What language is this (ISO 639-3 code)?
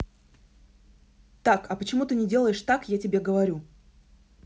rus